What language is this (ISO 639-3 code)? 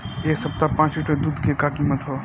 bho